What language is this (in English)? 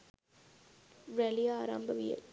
Sinhala